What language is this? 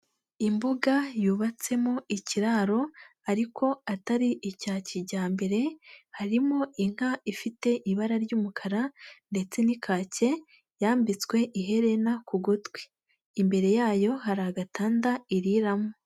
Kinyarwanda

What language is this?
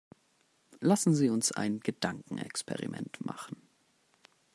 German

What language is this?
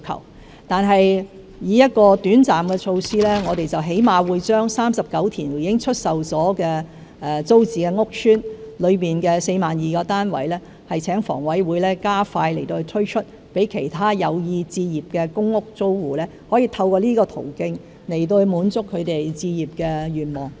Cantonese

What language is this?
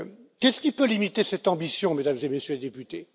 French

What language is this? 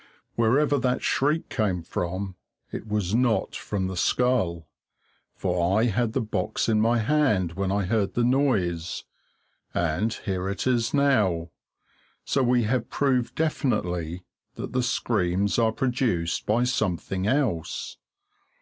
English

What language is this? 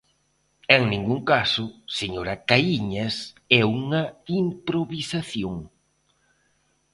Galician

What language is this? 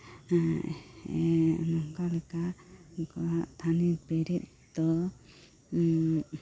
Santali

